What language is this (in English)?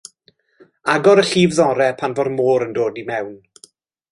Welsh